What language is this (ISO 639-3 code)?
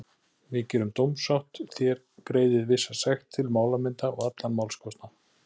isl